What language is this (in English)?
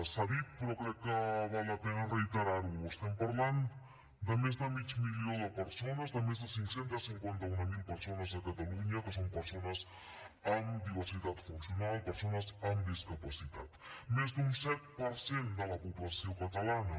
Catalan